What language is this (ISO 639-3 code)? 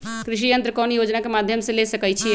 mag